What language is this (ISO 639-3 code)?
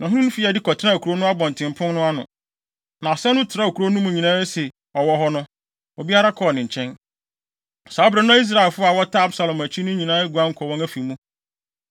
aka